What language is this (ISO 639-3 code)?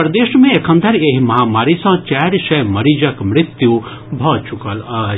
mai